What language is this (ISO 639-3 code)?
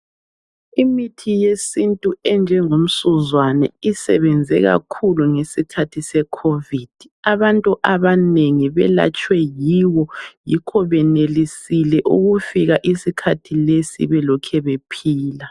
nde